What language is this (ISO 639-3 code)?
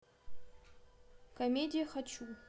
rus